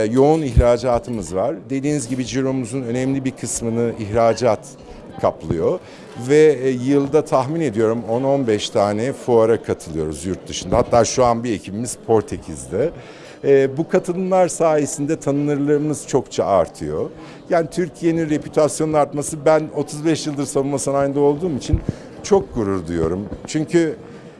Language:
Turkish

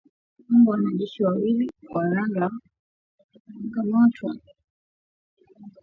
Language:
Swahili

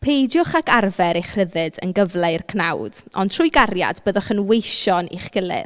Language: Welsh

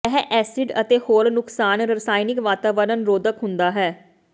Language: Punjabi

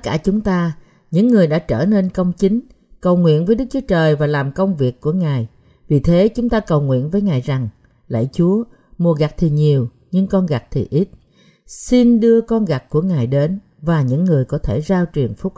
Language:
Vietnamese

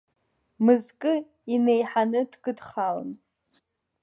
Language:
Abkhazian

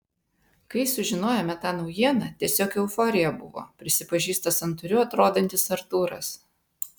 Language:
Lithuanian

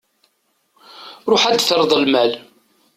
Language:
Kabyle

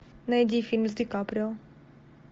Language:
Russian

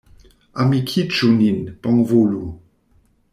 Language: Esperanto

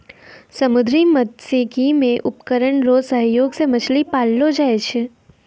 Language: Maithili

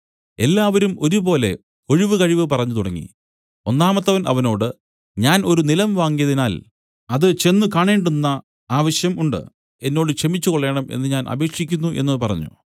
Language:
Malayalam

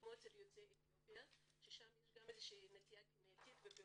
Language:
Hebrew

